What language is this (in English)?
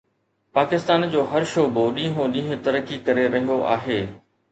Sindhi